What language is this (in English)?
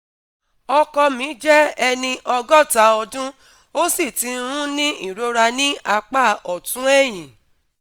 Yoruba